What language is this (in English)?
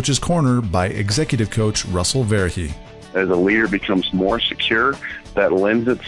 English